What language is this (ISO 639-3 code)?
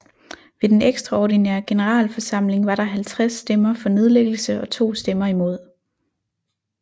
dan